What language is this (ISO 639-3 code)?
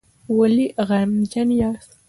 pus